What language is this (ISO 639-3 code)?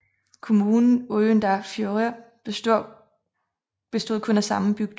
dan